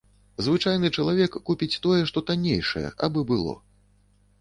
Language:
Belarusian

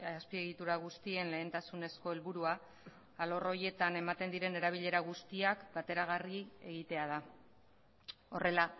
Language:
Basque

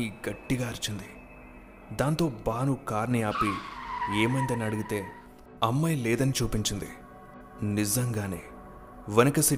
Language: Telugu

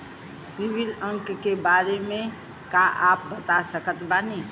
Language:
Bhojpuri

